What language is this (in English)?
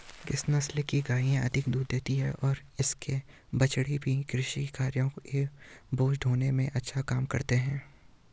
Hindi